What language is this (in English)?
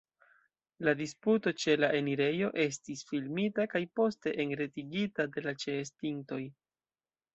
Esperanto